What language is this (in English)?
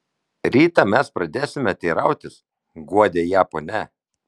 Lithuanian